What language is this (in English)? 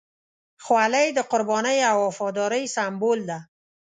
Pashto